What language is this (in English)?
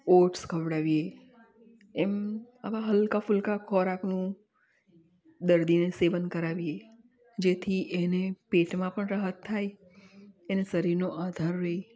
Gujarati